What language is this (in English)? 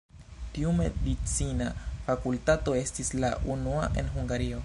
Esperanto